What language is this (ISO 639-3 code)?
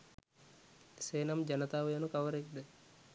sin